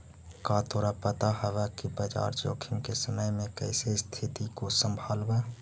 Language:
Magahi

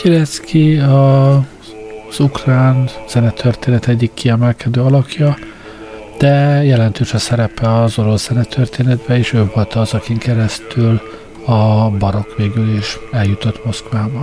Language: Hungarian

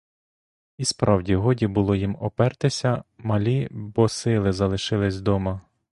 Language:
Ukrainian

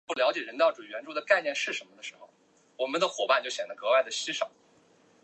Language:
Chinese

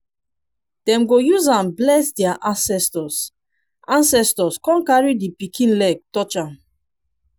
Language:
Nigerian Pidgin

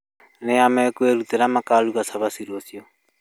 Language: Kikuyu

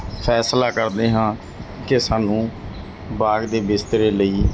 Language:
Punjabi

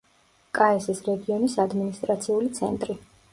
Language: Georgian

